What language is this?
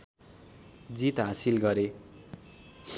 Nepali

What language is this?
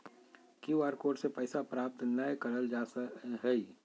Magahi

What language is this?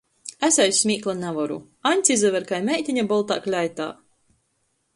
Latgalian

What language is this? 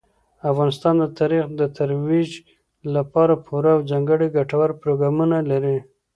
Pashto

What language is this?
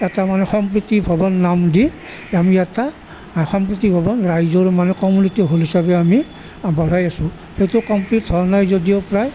Assamese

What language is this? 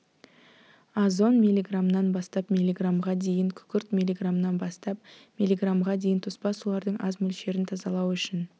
Kazakh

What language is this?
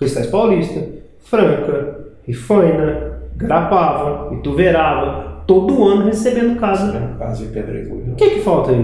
Portuguese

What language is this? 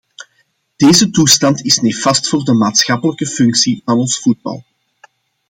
Dutch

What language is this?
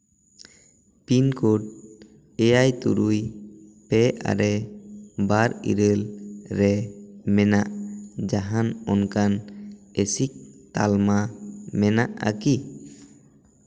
Santali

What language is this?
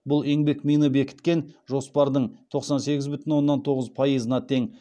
Kazakh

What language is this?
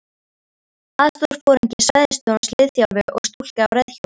Icelandic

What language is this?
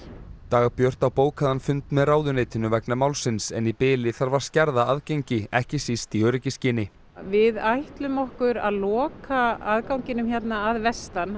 Icelandic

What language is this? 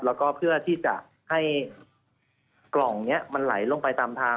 Thai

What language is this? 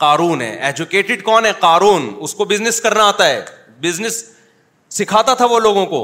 Urdu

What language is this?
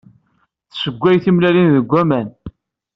Kabyle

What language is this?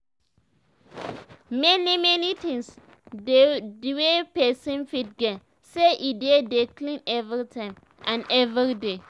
Nigerian Pidgin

